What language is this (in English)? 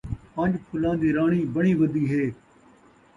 Saraiki